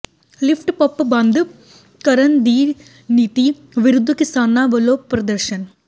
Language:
Punjabi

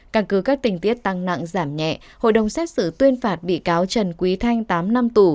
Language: Vietnamese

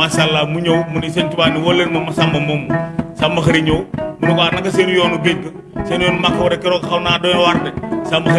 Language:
Indonesian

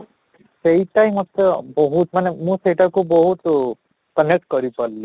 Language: Odia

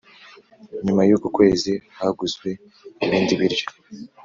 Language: Kinyarwanda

